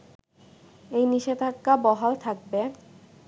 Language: Bangla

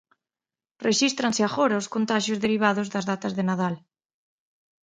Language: Galician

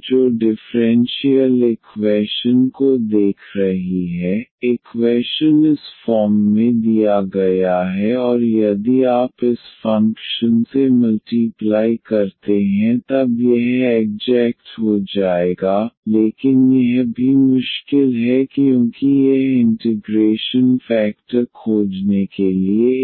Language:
Hindi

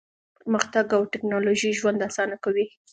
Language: Pashto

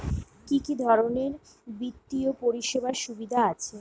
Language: Bangla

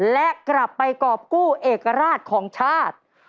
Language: Thai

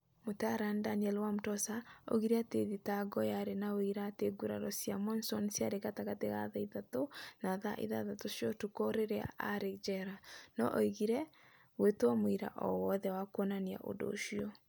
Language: Kikuyu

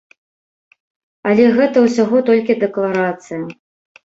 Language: Belarusian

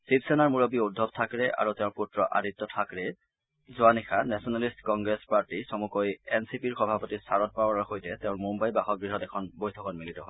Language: Assamese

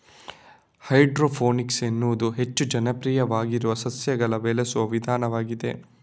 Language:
Kannada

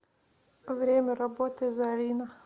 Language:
Russian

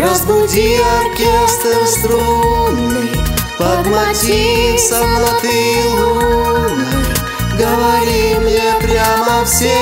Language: Russian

